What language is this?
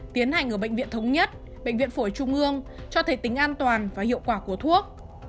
Vietnamese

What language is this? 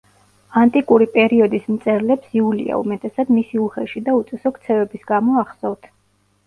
Georgian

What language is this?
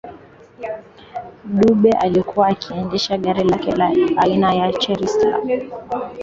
Swahili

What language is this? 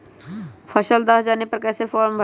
Magahi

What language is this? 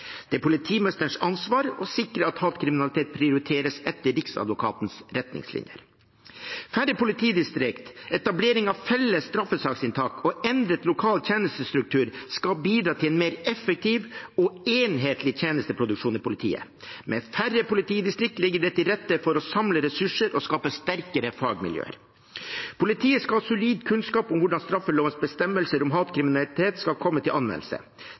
Norwegian Bokmål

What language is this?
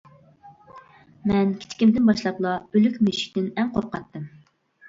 Uyghur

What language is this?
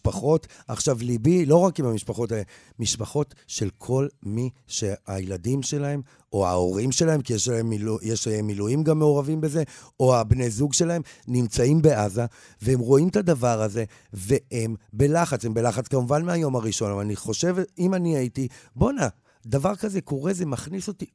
Hebrew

